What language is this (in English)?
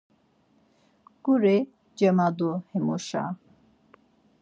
Laz